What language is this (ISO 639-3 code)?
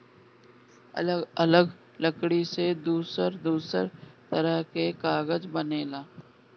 bho